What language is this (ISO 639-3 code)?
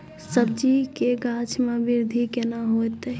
mai